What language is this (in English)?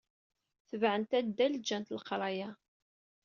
Kabyle